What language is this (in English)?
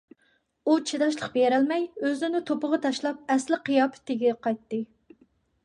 Uyghur